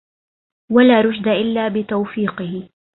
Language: Arabic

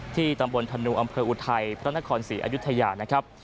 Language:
Thai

